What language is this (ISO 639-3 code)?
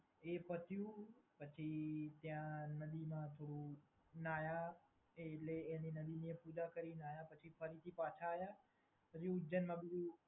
guj